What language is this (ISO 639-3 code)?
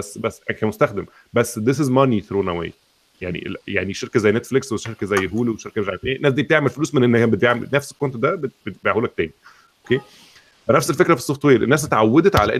ara